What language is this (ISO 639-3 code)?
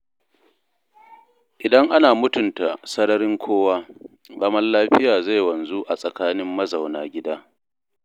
hau